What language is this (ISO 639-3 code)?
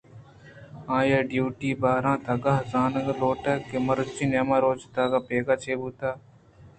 bgp